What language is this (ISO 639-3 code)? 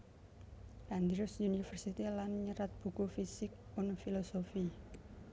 jav